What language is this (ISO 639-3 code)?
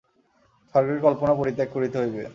ben